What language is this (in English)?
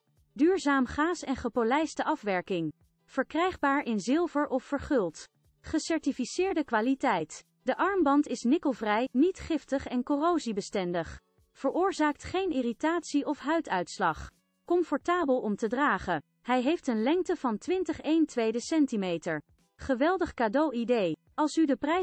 Dutch